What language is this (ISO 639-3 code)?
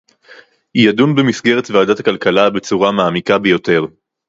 heb